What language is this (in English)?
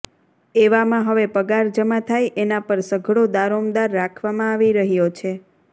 Gujarati